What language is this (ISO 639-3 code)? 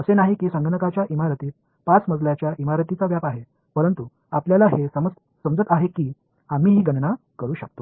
mar